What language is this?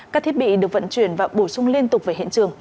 Vietnamese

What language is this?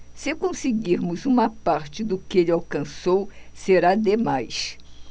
Portuguese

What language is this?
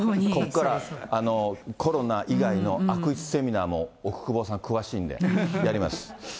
Japanese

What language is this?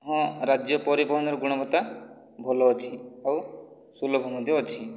Odia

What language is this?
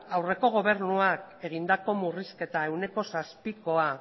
Basque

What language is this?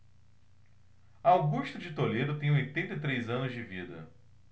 Portuguese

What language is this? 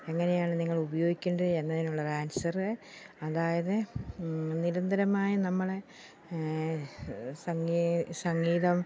Malayalam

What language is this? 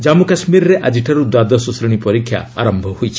Odia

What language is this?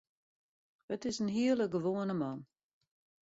Western Frisian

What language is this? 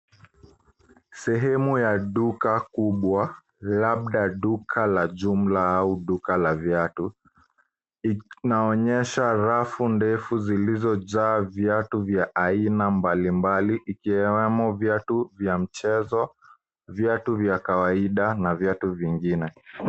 Swahili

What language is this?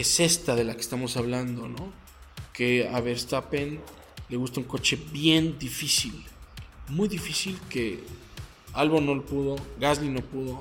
Spanish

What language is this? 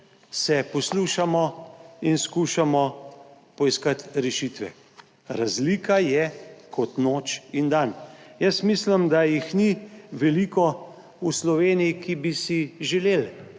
Slovenian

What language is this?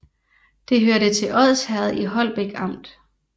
Danish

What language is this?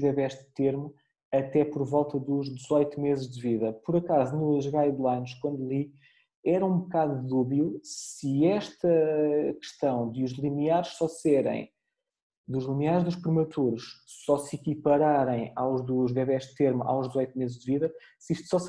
Portuguese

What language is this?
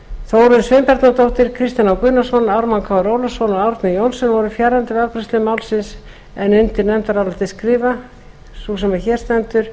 Icelandic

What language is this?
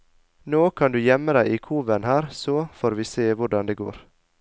Norwegian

